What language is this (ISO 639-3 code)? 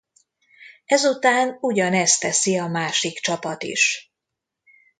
hun